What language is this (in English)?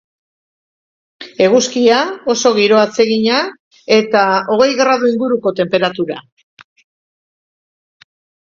Basque